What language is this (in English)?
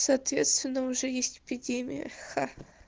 Russian